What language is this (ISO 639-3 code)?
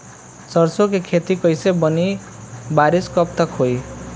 bho